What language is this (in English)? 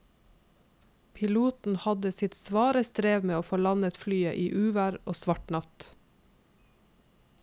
Norwegian